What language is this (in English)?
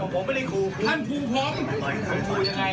Thai